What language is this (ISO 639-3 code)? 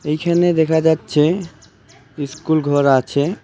ben